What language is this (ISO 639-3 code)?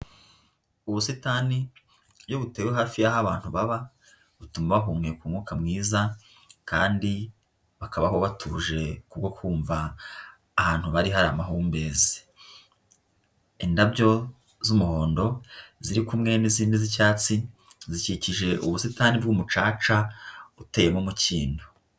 kin